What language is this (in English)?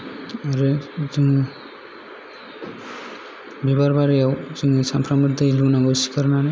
Bodo